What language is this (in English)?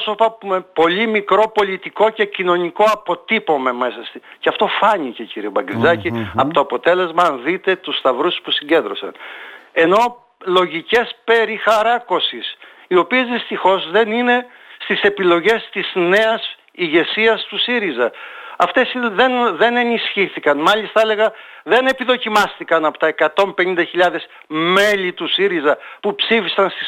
Greek